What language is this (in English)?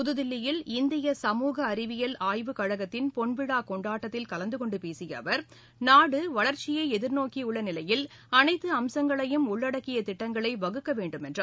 Tamil